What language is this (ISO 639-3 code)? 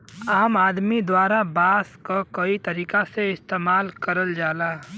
bho